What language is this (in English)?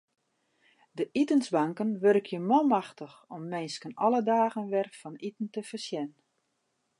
Western Frisian